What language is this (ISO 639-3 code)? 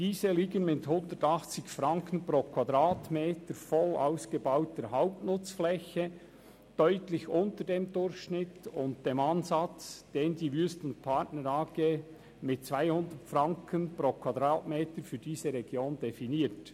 gsw